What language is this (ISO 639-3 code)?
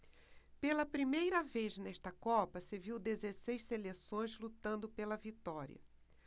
por